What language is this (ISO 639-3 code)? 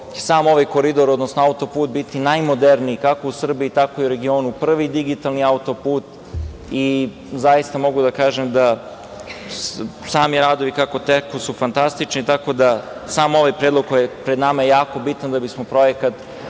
srp